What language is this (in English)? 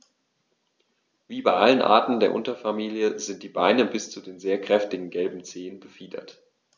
German